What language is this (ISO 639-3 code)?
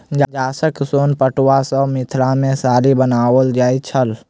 mai